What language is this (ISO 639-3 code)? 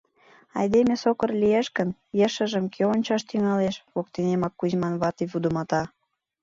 chm